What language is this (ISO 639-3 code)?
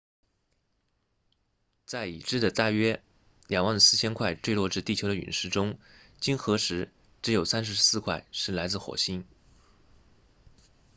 zho